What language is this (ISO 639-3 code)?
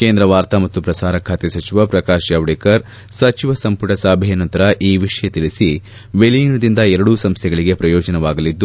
kan